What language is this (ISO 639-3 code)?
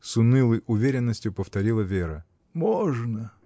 rus